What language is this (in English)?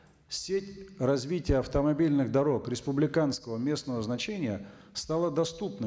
Kazakh